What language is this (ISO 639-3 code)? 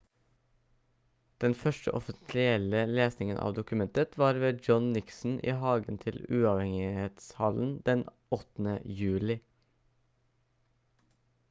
nob